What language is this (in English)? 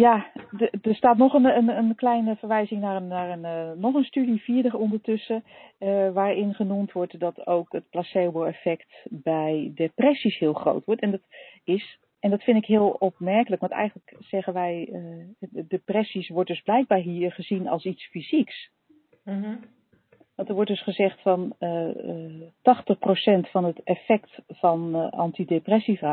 Dutch